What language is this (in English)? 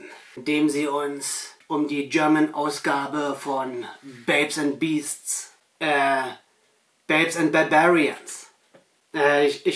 German